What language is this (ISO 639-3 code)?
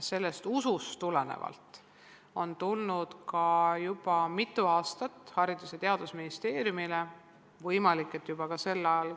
est